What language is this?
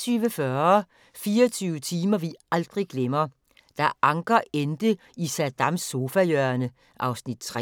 Danish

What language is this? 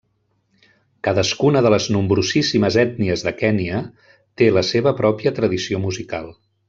Catalan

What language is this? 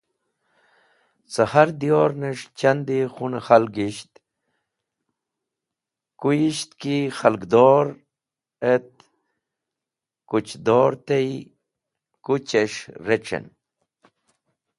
Wakhi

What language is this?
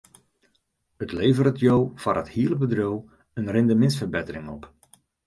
Western Frisian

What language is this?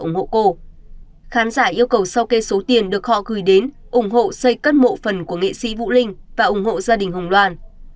Vietnamese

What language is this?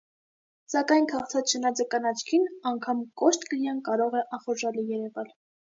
Armenian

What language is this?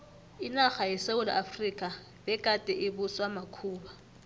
South Ndebele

